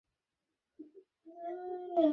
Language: Bangla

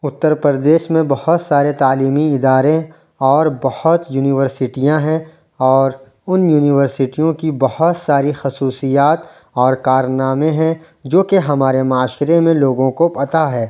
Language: Urdu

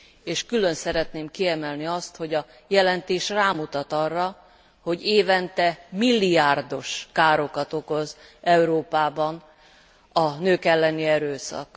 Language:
Hungarian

